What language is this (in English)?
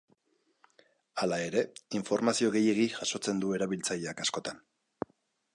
Basque